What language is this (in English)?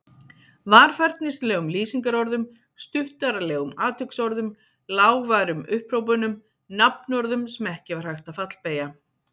Icelandic